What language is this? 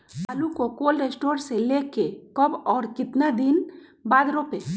Magahi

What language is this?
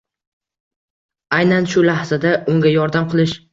Uzbek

